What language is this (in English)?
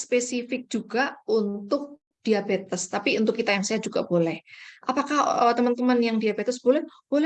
Indonesian